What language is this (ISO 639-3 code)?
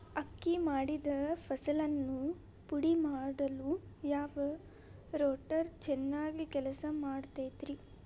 kan